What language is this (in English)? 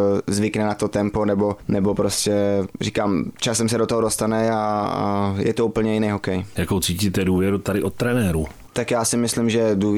Czech